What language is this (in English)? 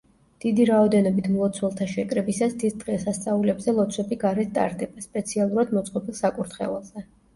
Georgian